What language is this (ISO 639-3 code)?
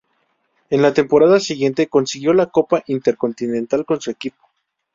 spa